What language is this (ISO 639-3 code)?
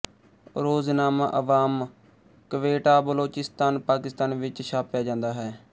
pan